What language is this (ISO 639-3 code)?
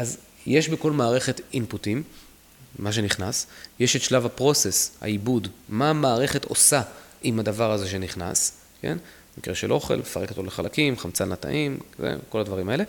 heb